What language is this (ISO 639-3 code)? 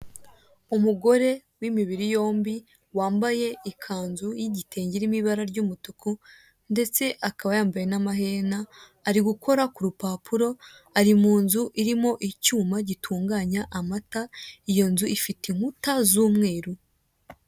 kin